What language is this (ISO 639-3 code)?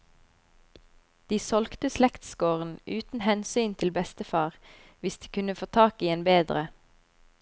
nor